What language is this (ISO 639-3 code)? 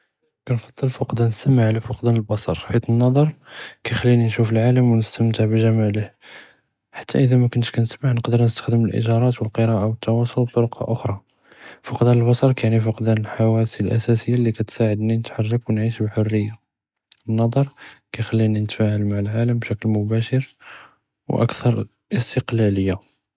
jrb